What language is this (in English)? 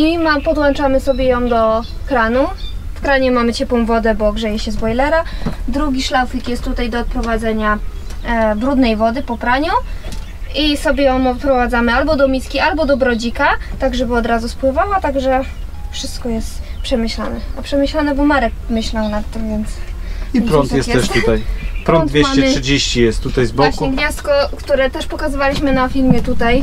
Polish